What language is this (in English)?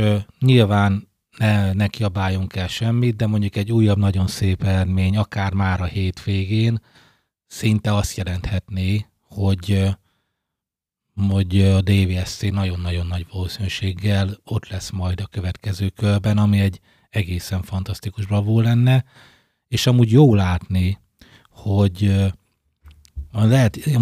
Hungarian